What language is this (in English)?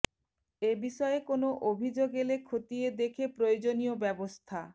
Bangla